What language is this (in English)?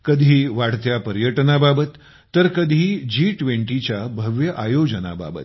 Marathi